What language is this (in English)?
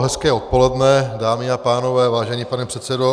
Czech